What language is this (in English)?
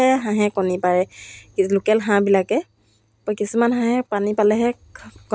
Assamese